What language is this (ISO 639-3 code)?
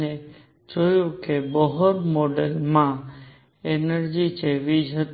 guj